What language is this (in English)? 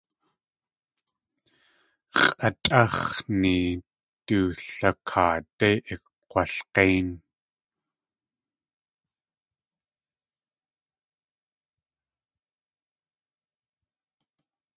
Tlingit